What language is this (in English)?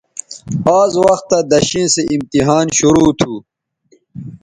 Bateri